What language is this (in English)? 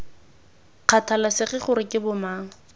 Tswana